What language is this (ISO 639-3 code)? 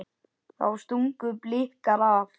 isl